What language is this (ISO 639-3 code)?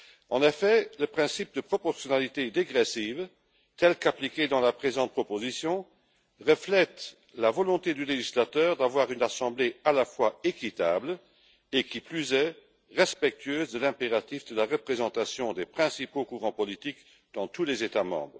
fra